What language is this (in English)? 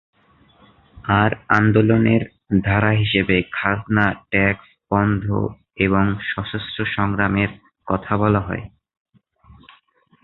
Bangla